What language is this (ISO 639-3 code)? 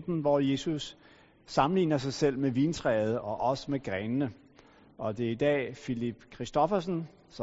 dan